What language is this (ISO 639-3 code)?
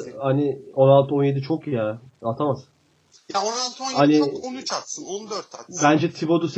tur